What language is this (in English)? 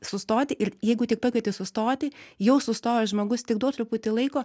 Lithuanian